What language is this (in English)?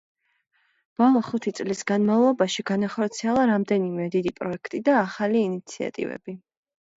Georgian